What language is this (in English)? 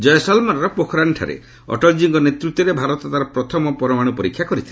Odia